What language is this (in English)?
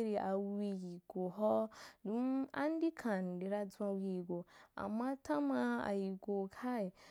Wapan